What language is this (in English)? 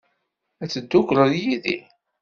Kabyle